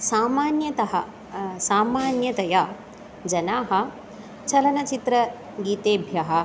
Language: Sanskrit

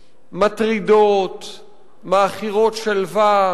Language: Hebrew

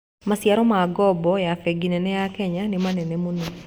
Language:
Kikuyu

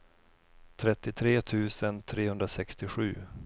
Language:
Swedish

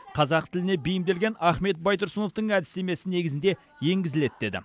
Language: Kazakh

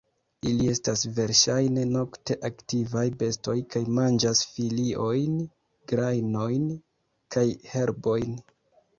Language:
Esperanto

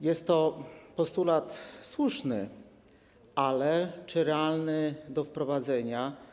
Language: Polish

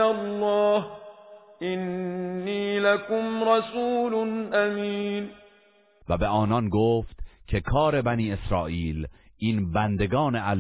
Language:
Persian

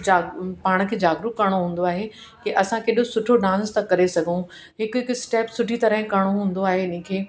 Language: Sindhi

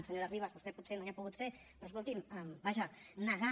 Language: Catalan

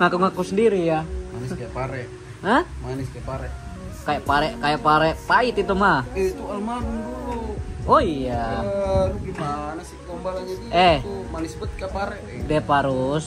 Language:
Indonesian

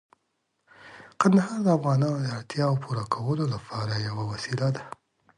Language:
Pashto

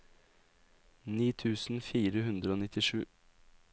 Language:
Norwegian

